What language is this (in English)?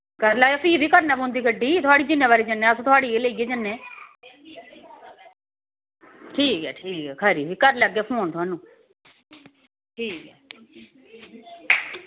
Dogri